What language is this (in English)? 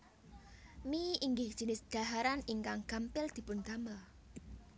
Javanese